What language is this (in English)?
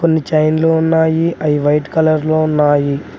Telugu